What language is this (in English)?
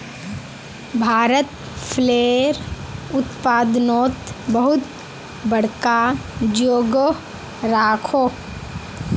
Magahi